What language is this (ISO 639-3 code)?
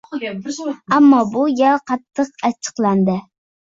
uzb